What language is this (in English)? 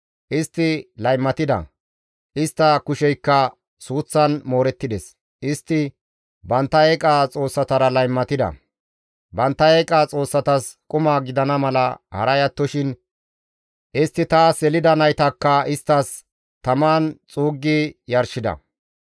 Gamo